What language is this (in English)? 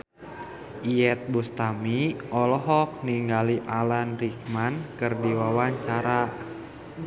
Sundanese